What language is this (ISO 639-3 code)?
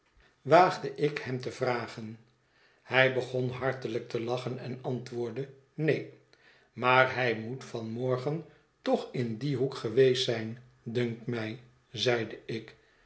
nld